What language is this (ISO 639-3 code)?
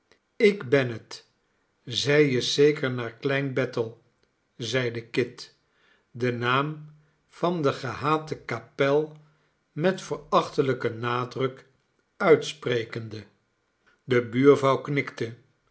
nld